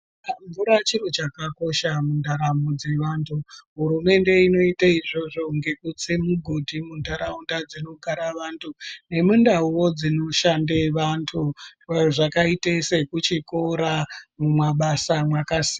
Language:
Ndau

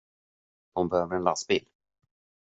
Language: Swedish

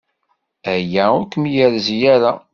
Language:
Kabyle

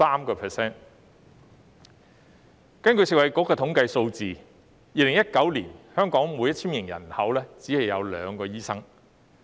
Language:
Cantonese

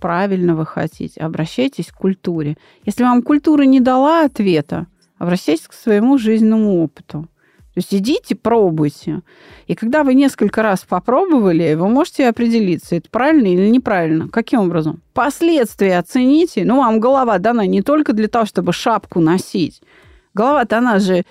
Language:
Russian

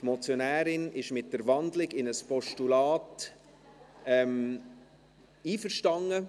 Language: Swiss German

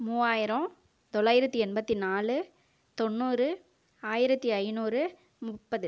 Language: Tamil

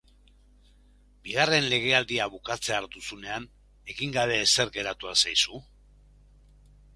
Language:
Basque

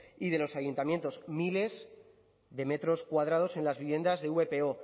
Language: Spanish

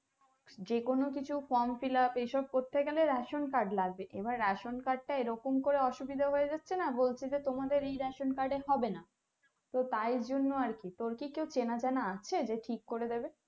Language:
Bangla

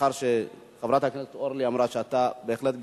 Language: Hebrew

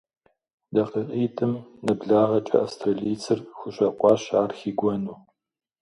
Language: Kabardian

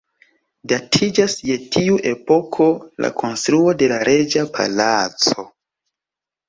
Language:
Esperanto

